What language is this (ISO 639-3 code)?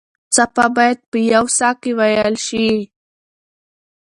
pus